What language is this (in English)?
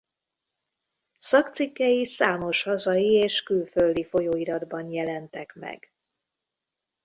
Hungarian